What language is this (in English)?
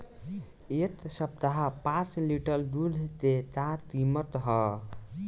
Bhojpuri